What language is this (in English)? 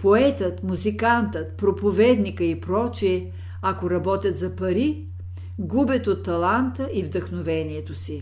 Bulgarian